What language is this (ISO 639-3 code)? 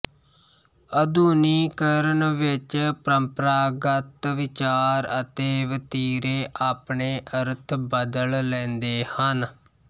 pan